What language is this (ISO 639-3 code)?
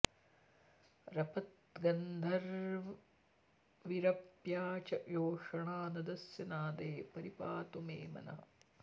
san